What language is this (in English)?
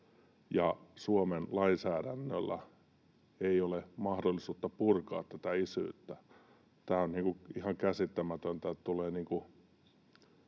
Finnish